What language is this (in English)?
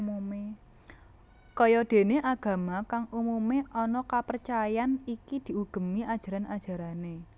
Javanese